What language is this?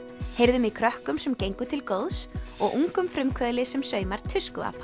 Icelandic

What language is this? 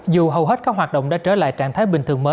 Vietnamese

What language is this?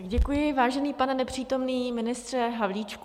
Czech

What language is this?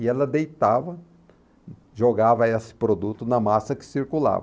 Portuguese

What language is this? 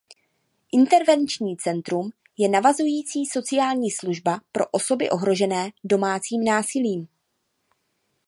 Czech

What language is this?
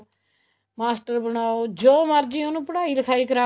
Punjabi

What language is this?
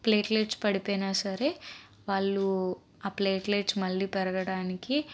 Telugu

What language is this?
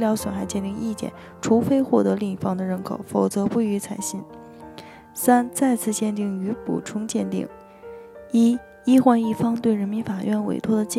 Chinese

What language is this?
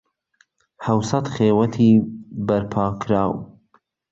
Central Kurdish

